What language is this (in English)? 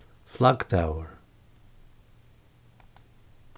Faroese